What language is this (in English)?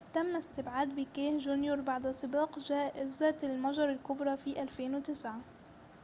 Arabic